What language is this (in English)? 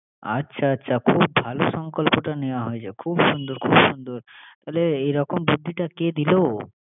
Bangla